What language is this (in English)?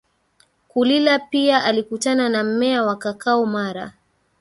Swahili